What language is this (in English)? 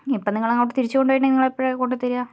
Malayalam